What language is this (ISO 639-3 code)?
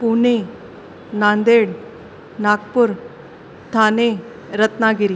snd